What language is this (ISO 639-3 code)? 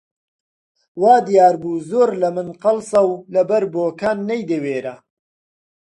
ckb